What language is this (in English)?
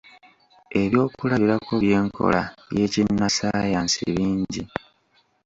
Ganda